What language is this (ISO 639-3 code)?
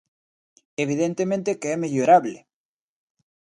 glg